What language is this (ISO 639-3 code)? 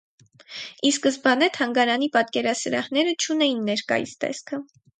hye